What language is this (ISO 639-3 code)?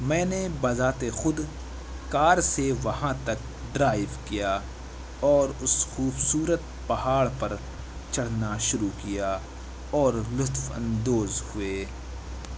urd